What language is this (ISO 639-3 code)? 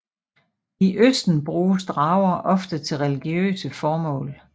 dan